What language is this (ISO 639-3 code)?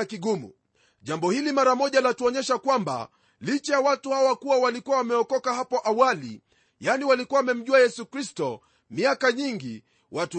swa